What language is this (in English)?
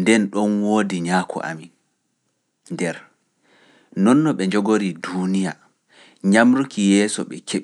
Fula